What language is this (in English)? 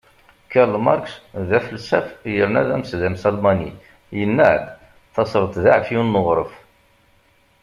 Kabyle